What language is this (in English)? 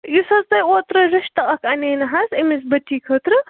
Kashmiri